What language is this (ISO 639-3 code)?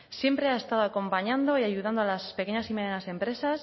spa